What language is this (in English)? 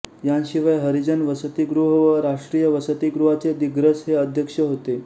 Marathi